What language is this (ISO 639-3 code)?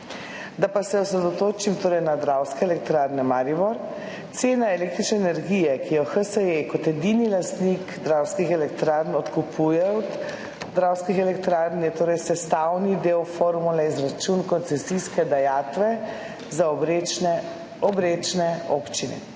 slv